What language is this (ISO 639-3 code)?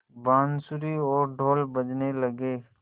hin